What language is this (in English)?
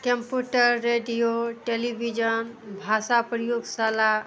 Maithili